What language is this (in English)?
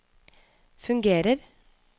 Norwegian